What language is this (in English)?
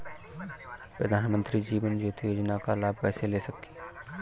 Hindi